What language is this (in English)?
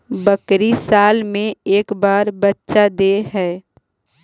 Magahi